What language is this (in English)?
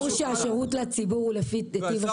Hebrew